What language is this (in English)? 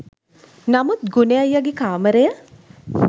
Sinhala